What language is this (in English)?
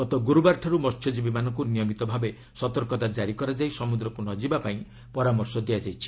Odia